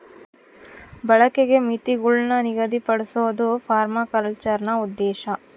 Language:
Kannada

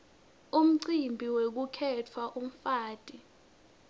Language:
Swati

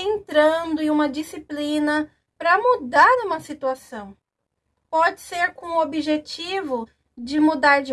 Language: Portuguese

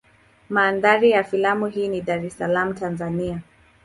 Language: Swahili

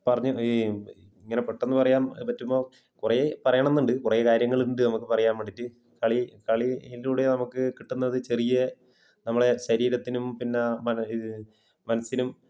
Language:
Malayalam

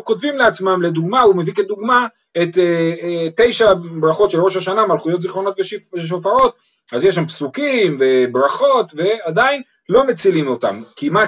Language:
Hebrew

